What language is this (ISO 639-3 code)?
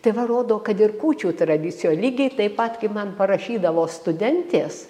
lit